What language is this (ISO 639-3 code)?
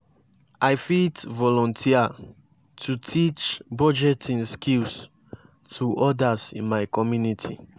pcm